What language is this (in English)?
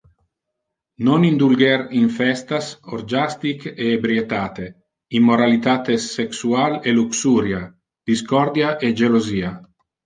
Interlingua